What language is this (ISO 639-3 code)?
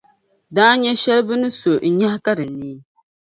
dag